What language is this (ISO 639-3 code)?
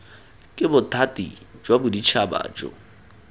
tsn